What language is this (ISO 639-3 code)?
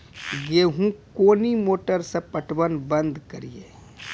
mai